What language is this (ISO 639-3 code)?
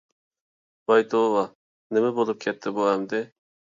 uig